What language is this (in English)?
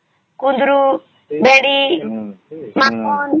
Odia